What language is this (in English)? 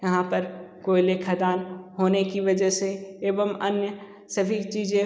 Hindi